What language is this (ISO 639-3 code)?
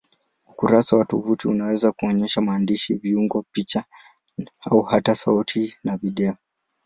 swa